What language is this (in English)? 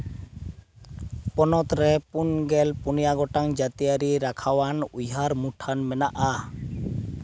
Santali